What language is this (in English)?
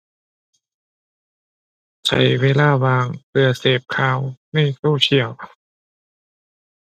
Thai